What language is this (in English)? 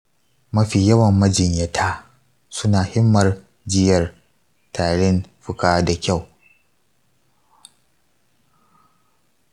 Hausa